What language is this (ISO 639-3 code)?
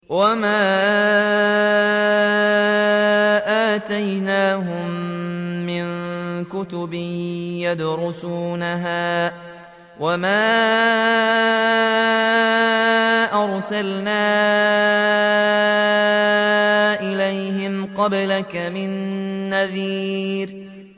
ara